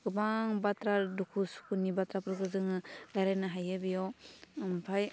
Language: Bodo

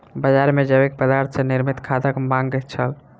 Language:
Maithili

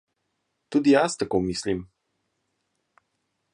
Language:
Slovenian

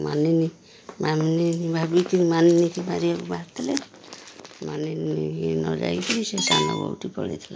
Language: Odia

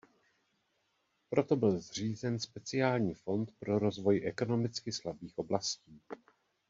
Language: Czech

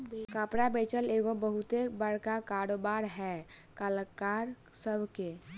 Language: Bhojpuri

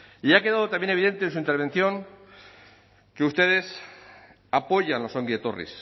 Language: Spanish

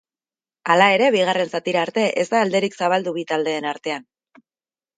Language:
Basque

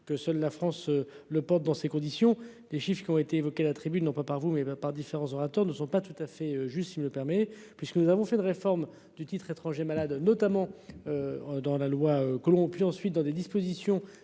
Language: French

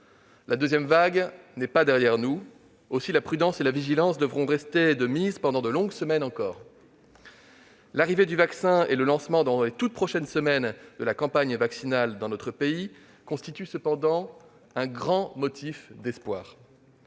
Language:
French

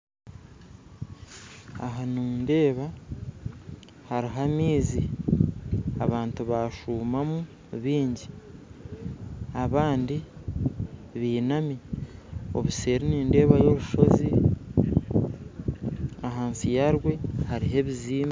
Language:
Nyankole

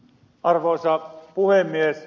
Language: Finnish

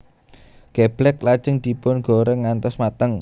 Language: Javanese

